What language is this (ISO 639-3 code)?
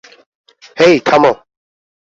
ben